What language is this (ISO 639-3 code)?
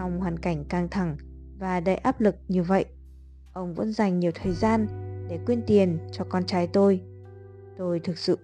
vie